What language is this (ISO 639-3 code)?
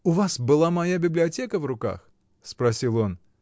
rus